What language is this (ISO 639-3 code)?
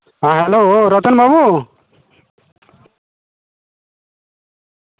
sat